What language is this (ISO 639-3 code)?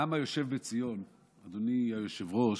heb